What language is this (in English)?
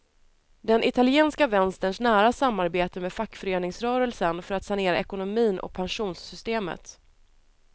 Swedish